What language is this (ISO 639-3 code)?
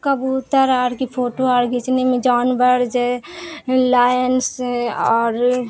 urd